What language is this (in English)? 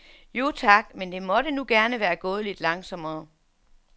Danish